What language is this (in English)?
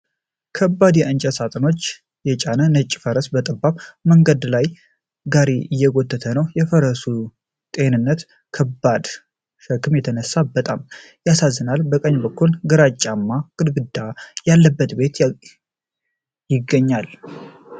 Amharic